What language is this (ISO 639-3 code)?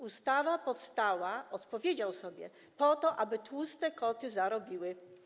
pol